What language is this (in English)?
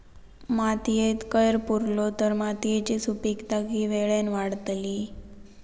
Marathi